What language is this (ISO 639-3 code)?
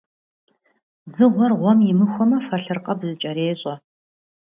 kbd